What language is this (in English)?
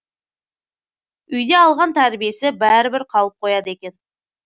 Kazakh